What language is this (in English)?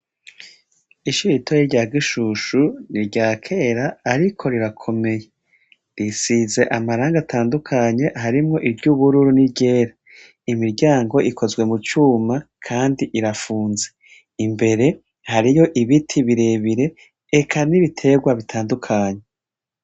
Rundi